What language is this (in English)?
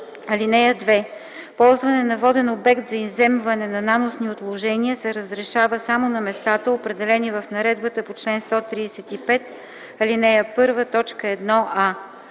Bulgarian